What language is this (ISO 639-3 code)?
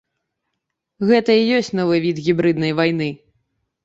bel